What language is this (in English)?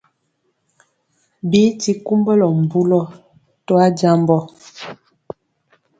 Mpiemo